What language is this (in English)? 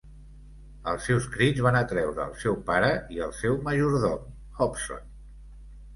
Catalan